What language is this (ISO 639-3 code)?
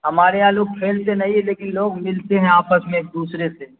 urd